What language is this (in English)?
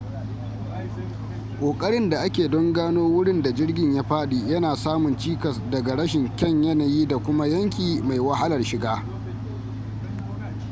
Hausa